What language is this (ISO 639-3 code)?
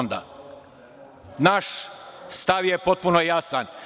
srp